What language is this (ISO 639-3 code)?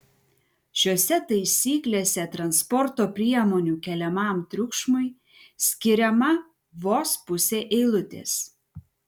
lit